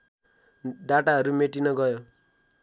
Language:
Nepali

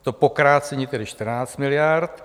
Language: Czech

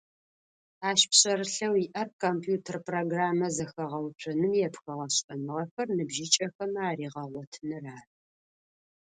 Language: Adyghe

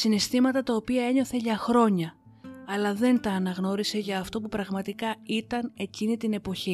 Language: Greek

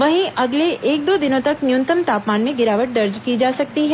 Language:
Hindi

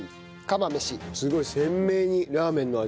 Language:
Japanese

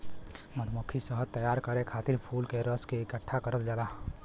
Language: Bhojpuri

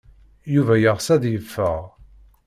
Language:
Kabyle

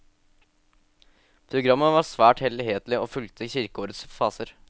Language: Norwegian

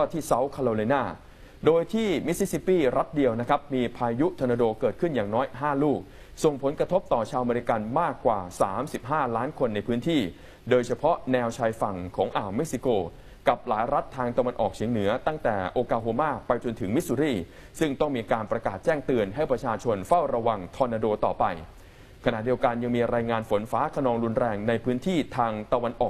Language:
Thai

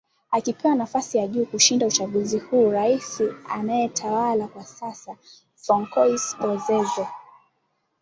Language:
Swahili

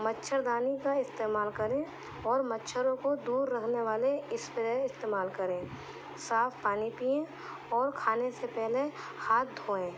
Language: Urdu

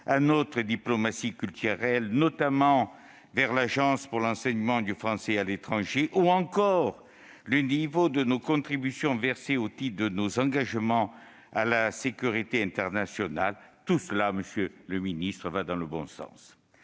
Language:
French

